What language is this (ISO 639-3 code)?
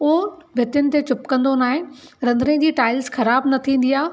snd